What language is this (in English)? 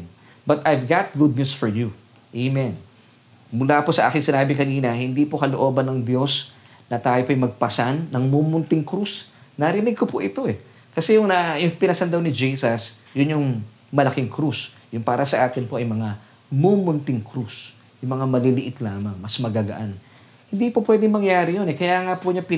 Filipino